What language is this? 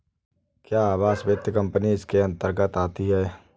Hindi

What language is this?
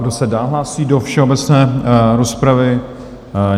Czech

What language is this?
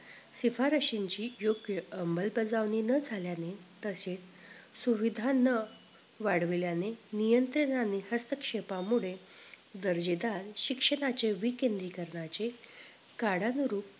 Marathi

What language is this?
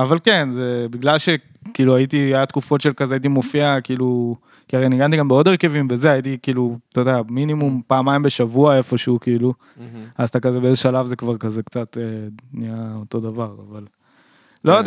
Hebrew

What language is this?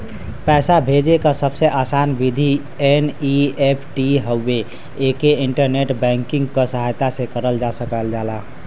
Bhojpuri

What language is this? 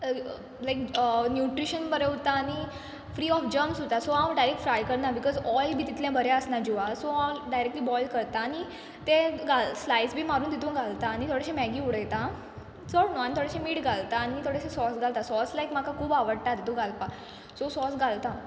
Konkani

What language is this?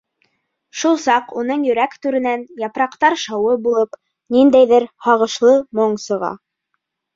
Bashkir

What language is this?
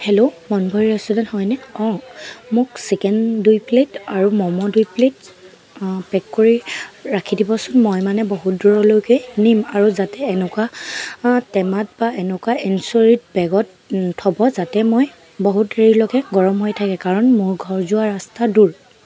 Assamese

